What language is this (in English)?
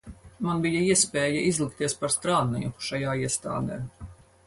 Latvian